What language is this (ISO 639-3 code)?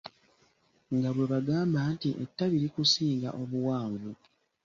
lug